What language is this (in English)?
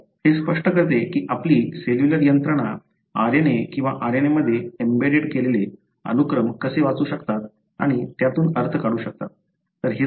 Marathi